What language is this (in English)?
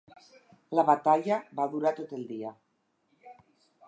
Catalan